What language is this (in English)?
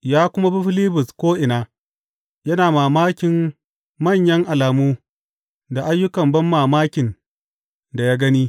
Hausa